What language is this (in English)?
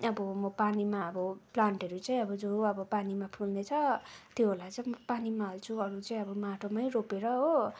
Nepali